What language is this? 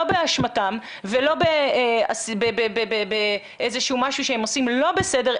Hebrew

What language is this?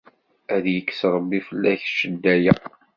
Kabyle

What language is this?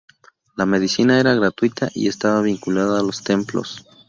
Spanish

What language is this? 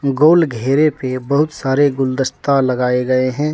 Hindi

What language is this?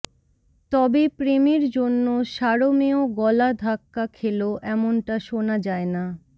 Bangla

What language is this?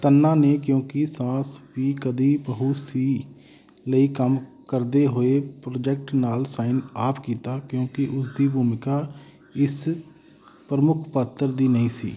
Punjabi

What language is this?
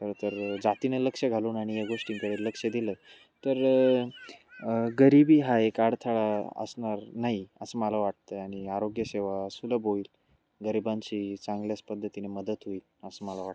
Marathi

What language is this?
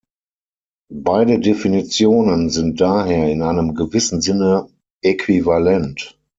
German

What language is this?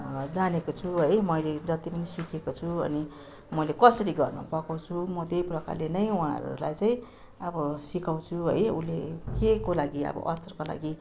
Nepali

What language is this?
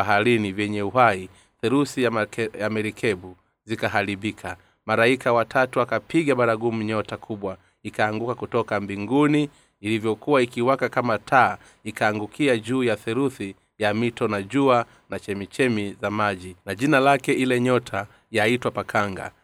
Swahili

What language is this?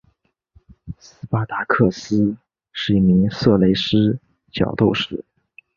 Chinese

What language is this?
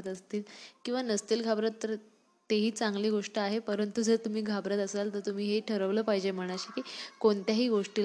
Marathi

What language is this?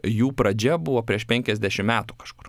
Lithuanian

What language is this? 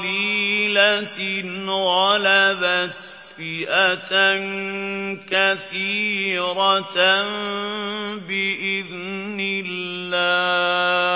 Arabic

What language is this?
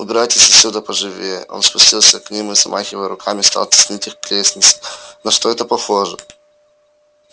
Russian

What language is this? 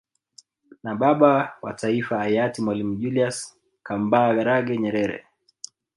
Swahili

